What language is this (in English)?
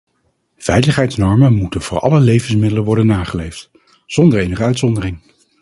Dutch